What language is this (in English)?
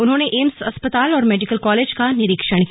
Hindi